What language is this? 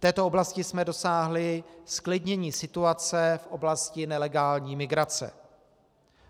Czech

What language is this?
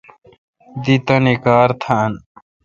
Kalkoti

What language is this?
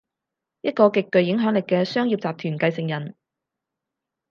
Cantonese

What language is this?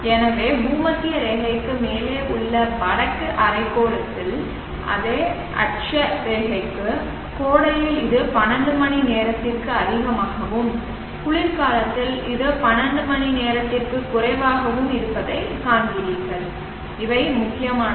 Tamil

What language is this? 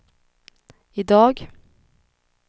Swedish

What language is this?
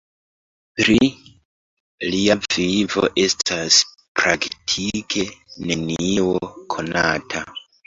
Esperanto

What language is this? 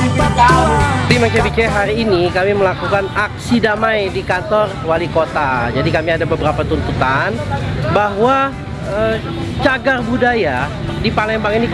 Indonesian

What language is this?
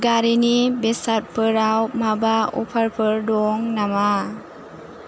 Bodo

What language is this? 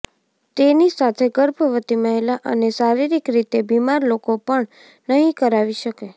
Gujarati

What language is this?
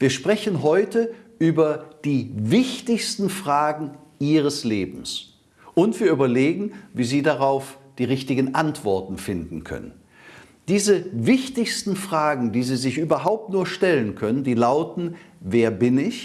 German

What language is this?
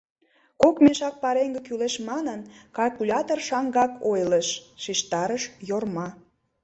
Mari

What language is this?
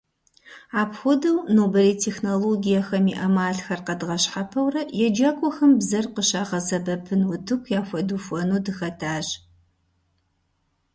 Kabardian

